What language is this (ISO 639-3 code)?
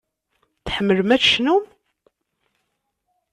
kab